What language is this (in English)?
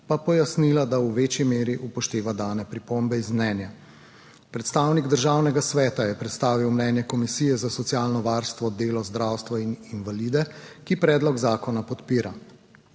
Slovenian